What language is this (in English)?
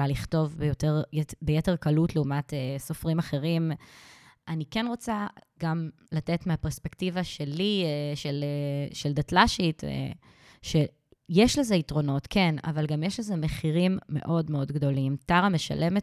Hebrew